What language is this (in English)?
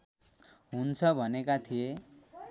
Nepali